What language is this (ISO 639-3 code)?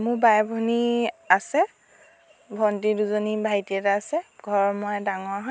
asm